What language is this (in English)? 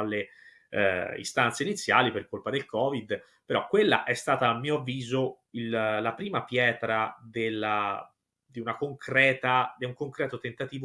Italian